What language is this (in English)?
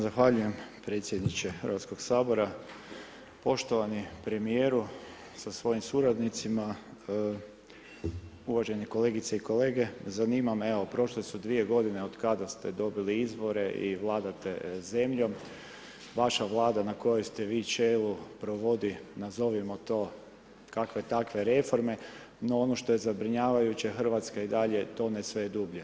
Croatian